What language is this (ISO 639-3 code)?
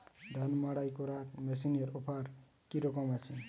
ben